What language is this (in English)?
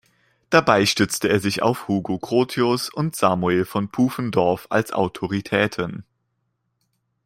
German